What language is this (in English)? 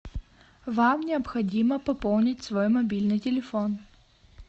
Russian